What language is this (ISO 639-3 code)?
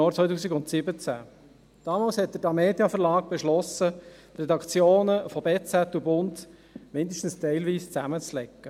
gsw